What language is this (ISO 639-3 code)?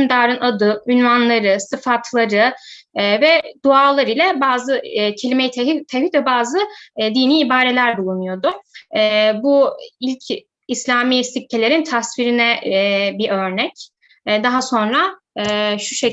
tur